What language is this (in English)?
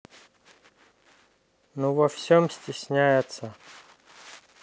Russian